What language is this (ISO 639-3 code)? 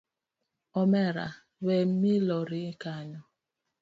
luo